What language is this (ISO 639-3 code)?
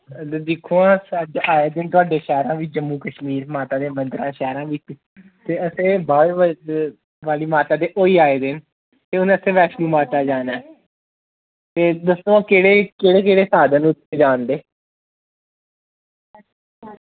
doi